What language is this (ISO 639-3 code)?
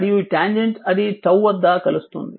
tel